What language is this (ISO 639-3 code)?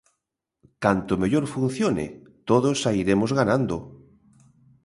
glg